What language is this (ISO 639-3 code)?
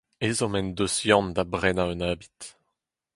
bre